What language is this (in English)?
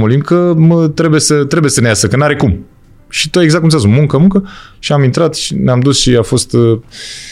Romanian